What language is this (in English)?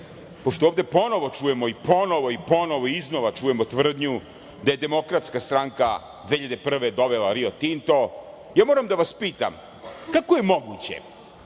Serbian